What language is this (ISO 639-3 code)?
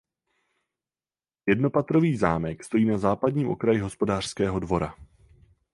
ces